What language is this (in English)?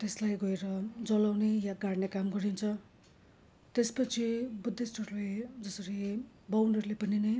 Nepali